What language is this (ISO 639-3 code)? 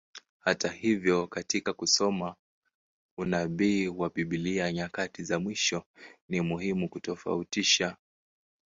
swa